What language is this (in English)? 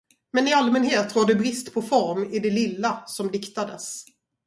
Swedish